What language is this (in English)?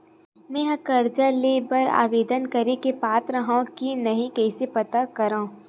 Chhattisgarhi